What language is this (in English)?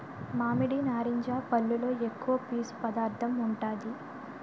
Telugu